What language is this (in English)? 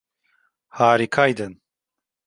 Turkish